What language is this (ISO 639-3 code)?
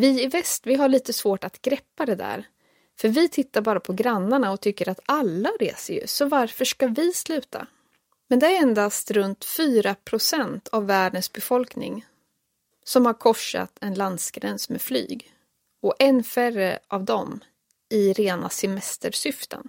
swe